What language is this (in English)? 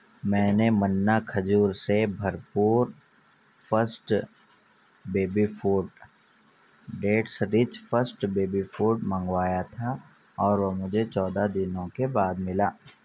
Urdu